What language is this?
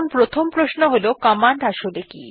Bangla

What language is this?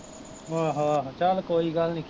Punjabi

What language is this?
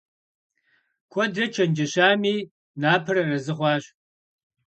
Kabardian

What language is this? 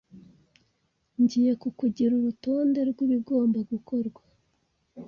Kinyarwanda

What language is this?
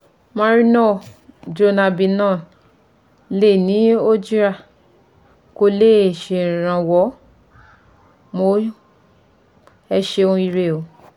Yoruba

